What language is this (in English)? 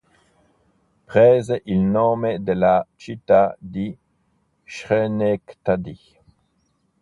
Italian